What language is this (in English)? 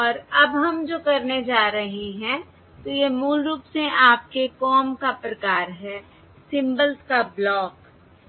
Hindi